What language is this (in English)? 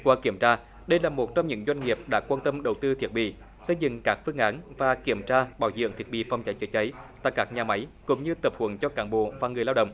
Vietnamese